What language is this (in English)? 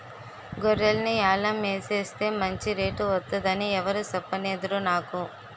Telugu